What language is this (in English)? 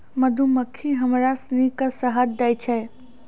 Maithili